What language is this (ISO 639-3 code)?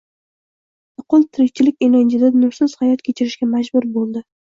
uzb